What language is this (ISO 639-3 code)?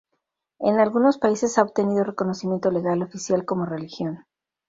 spa